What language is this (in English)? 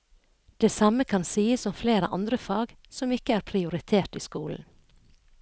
Norwegian